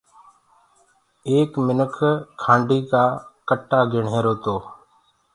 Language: Gurgula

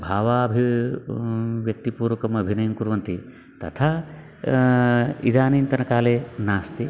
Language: Sanskrit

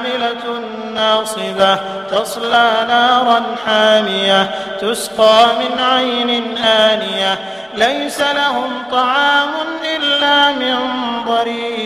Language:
Arabic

